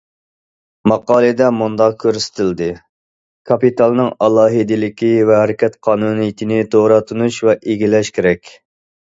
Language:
Uyghur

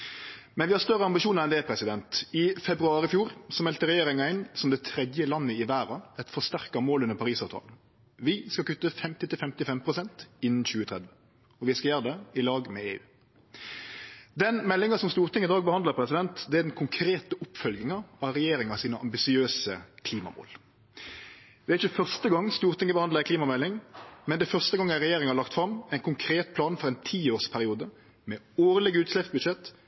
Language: Norwegian Nynorsk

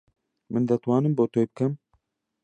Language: Central Kurdish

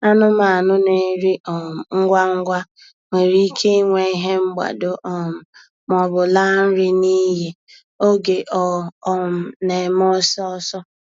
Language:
Igbo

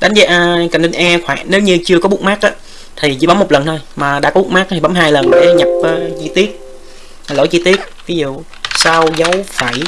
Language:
Vietnamese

